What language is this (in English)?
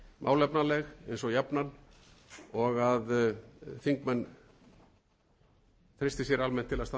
Icelandic